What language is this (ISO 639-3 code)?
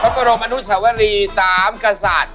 tha